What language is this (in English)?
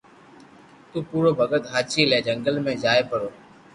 Loarki